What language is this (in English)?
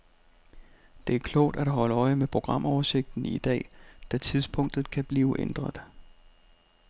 Danish